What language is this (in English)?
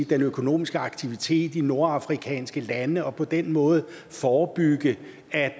Danish